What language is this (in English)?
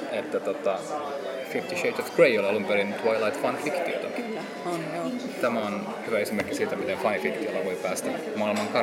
Finnish